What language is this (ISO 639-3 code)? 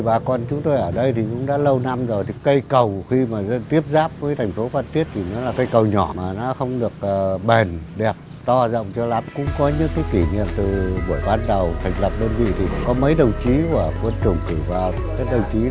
vie